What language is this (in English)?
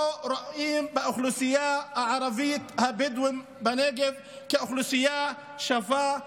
Hebrew